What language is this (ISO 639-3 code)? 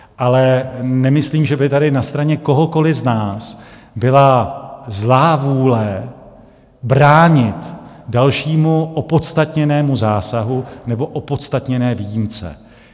ces